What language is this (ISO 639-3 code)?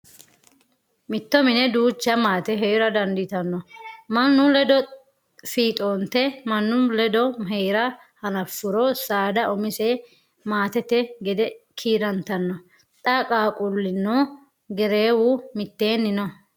sid